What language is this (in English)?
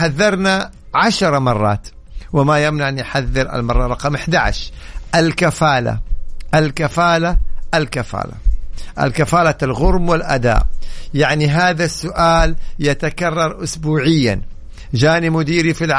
Arabic